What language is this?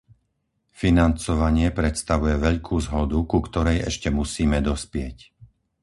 Slovak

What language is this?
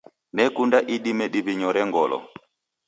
Taita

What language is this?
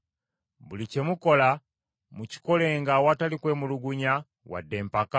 Ganda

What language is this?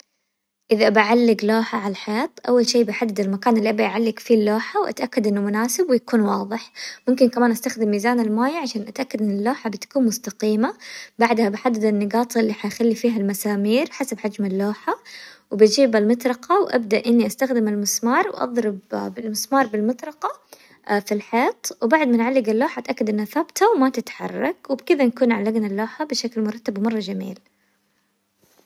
Hijazi Arabic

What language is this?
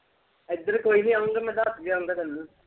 Punjabi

